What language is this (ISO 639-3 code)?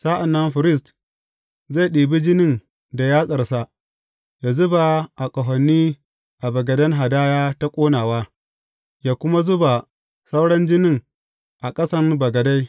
hau